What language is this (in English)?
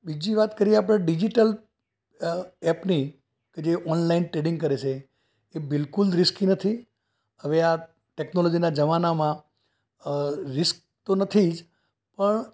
Gujarati